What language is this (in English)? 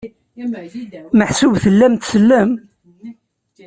Kabyle